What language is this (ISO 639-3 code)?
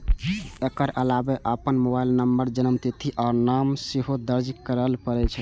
mai